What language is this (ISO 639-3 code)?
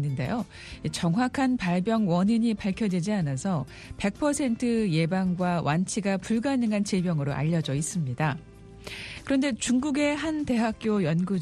kor